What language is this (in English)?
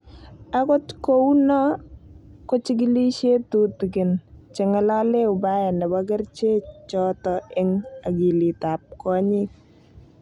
Kalenjin